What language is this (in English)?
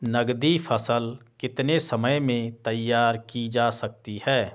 Hindi